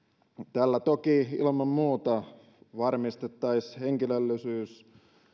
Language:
Finnish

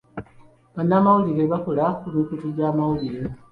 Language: Ganda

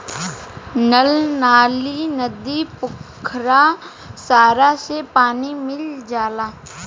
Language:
Bhojpuri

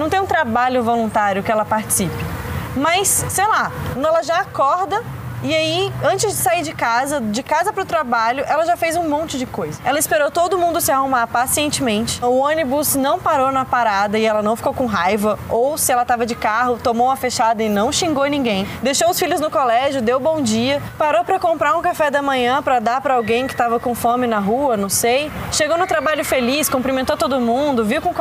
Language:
Portuguese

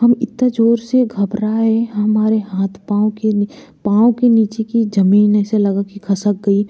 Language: Hindi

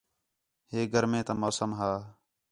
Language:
Khetrani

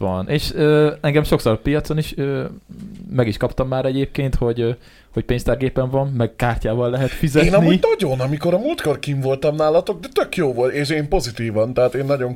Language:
Hungarian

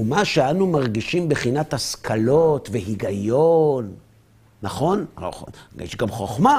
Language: Hebrew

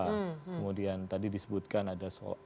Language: Indonesian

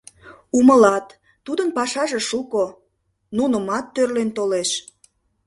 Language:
Mari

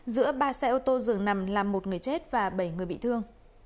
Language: Vietnamese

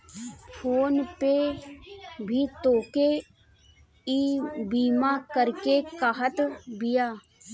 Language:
Bhojpuri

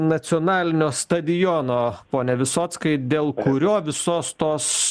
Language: Lithuanian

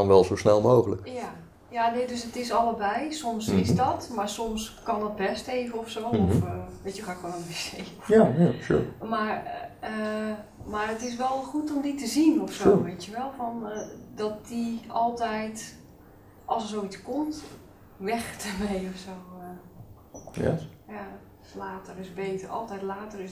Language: Dutch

